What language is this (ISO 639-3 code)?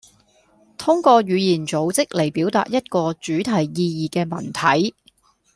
yue